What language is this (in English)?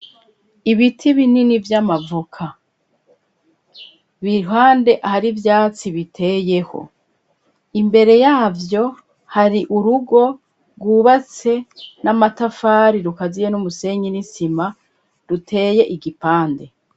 Rundi